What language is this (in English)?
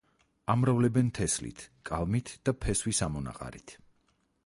Georgian